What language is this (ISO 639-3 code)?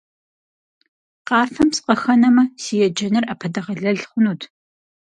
kbd